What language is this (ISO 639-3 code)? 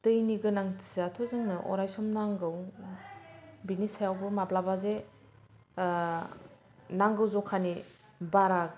brx